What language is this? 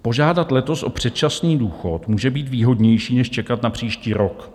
Czech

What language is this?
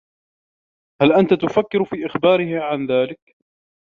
Arabic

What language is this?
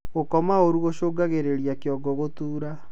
Kikuyu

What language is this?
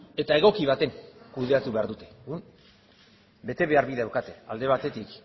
Basque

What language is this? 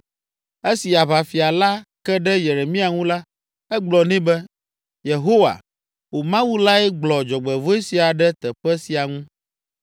Ewe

